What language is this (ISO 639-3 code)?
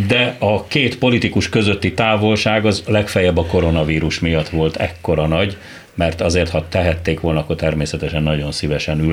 hun